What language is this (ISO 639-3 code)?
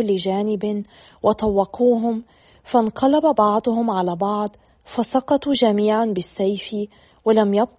ara